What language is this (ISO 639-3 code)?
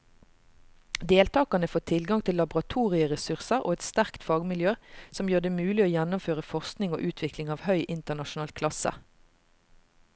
nor